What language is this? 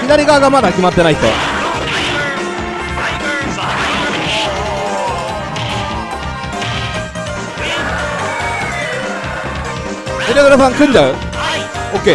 Japanese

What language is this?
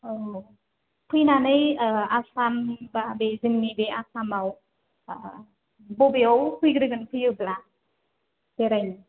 Bodo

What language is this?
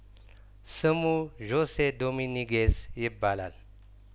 Amharic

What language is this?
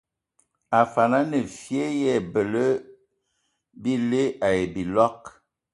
Ewondo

